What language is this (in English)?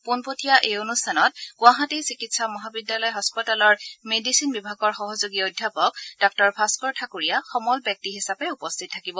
Assamese